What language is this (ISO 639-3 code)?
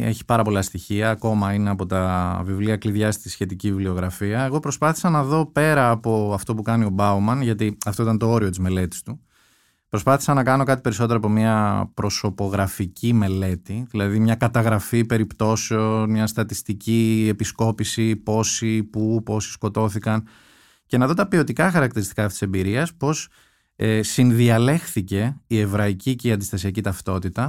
ell